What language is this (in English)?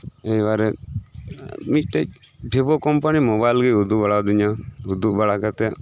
Santali